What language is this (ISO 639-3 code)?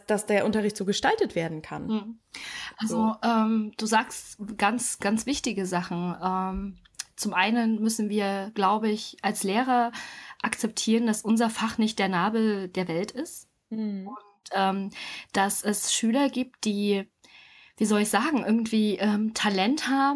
deu